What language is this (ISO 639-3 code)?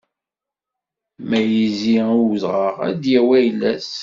kab